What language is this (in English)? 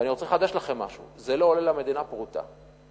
Hebrew